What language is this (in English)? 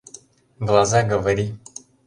Mari